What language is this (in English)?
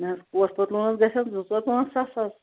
Kashmiri